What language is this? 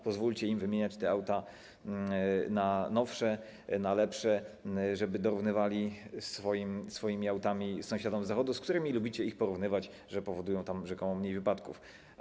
Polish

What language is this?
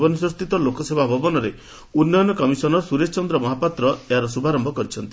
Odia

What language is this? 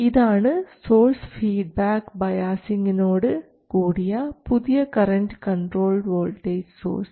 Malayalam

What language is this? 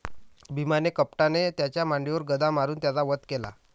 Marathi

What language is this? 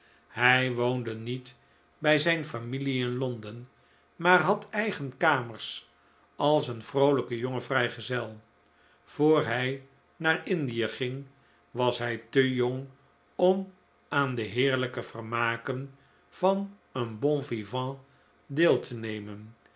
Dutch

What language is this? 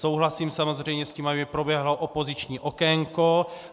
Czech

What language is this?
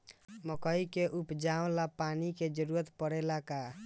Bhojpuri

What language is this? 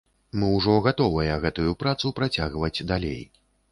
Belarusian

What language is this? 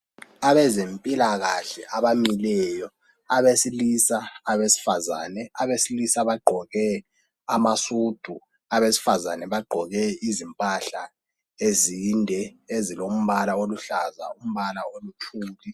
North Ndebele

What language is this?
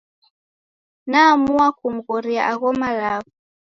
Taita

